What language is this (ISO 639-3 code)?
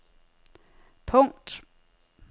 dan